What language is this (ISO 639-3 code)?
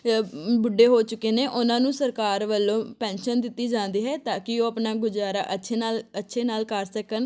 pan